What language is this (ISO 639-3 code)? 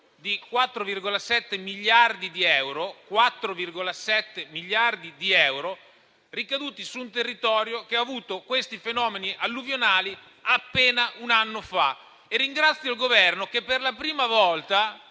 ita